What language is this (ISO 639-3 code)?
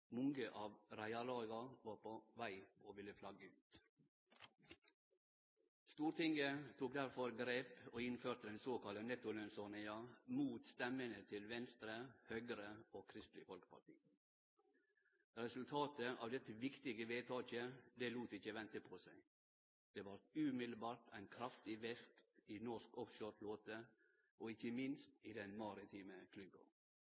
nno